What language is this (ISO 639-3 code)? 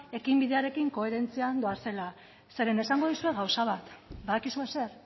eus